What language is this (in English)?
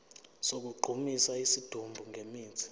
Zulu